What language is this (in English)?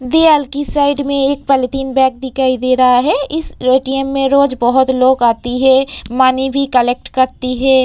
Hindi